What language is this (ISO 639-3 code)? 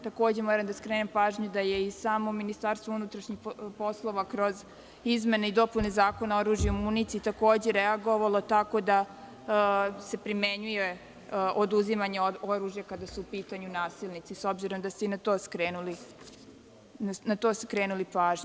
srp